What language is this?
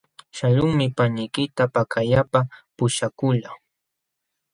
Jauja Wanca Quechua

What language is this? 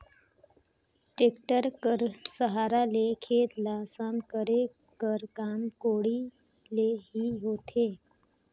Chhattisgarhi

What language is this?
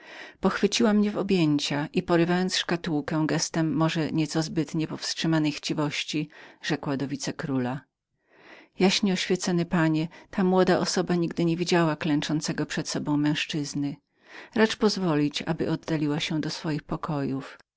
Polish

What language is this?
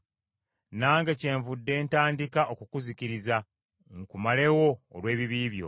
Ganda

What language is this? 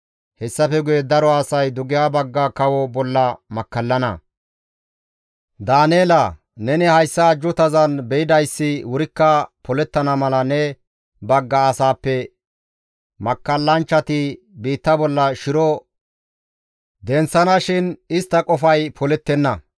Gamo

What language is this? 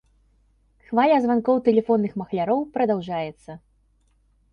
Belarusian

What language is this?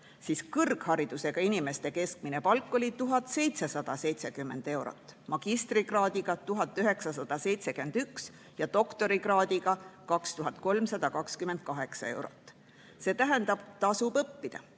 Estonian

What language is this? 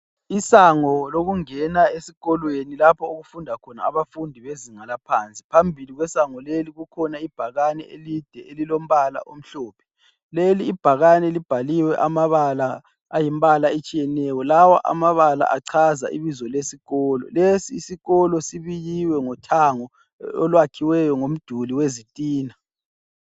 North Ndebele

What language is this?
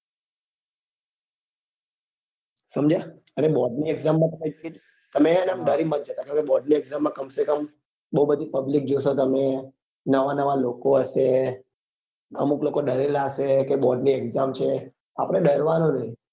Gujarati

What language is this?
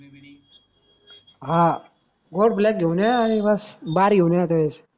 Marathi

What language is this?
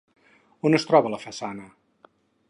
Catalan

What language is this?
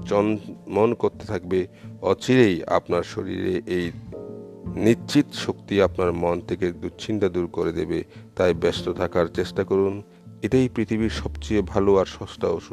Bangla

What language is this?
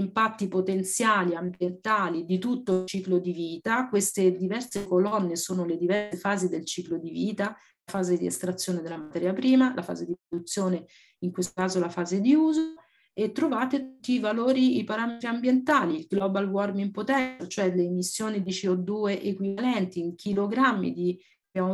Italian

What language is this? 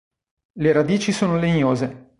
Italian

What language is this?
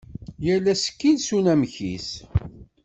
Kabyle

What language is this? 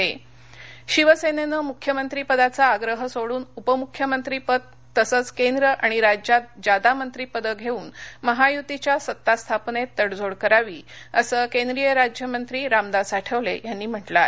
Marathi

